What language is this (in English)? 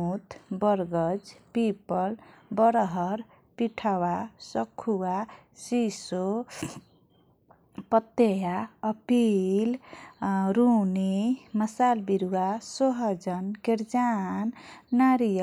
Kochila Tharu